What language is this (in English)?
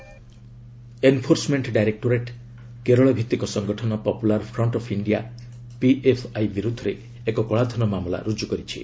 Odia